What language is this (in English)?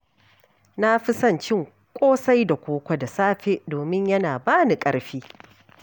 Hausa